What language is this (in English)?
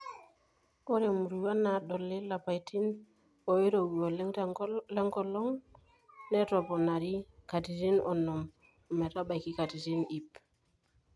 Masai